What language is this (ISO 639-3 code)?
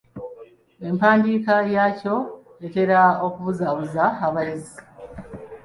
lug